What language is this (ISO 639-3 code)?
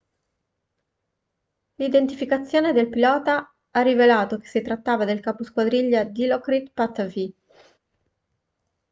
ita